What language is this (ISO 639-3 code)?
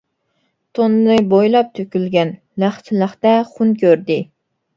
uig